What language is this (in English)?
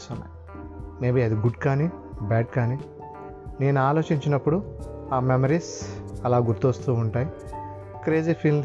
Telugu